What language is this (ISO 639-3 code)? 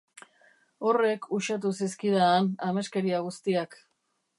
eus